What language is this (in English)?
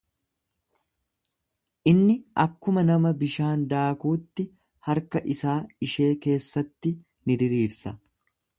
Oromo